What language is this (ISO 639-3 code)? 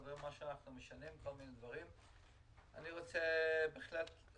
heb